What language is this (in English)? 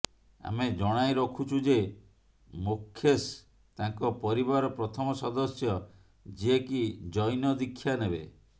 Odia